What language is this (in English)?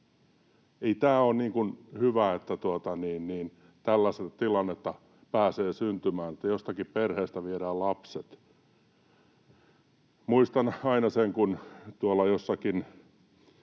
Finnish